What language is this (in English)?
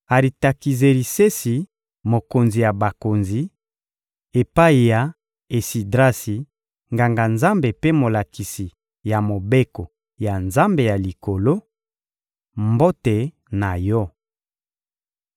Lingala